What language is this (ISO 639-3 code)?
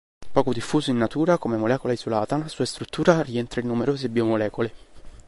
ita